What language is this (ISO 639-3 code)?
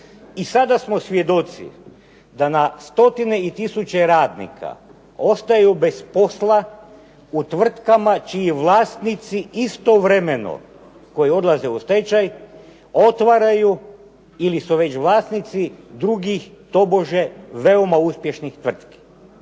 hrv